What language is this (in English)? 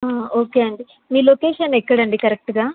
Telugu